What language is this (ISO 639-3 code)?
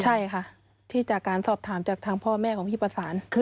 tha